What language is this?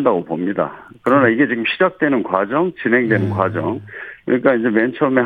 Korean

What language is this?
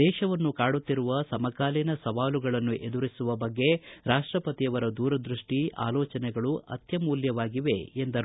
Kannada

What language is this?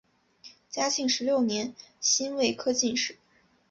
Chinese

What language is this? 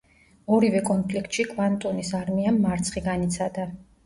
Georgian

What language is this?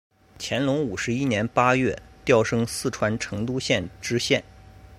Chinese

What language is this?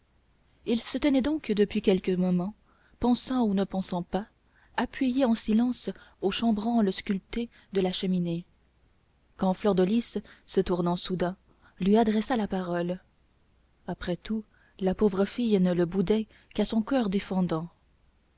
French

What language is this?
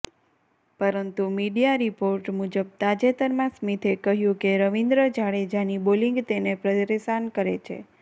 Gujarati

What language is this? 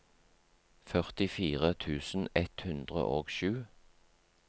Norwegian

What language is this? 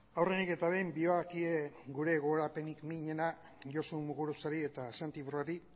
Basque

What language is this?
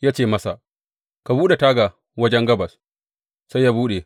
Hausa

